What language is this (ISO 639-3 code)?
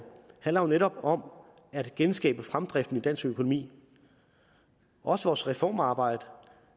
dan